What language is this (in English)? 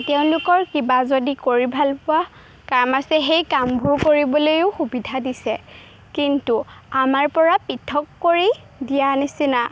Assamese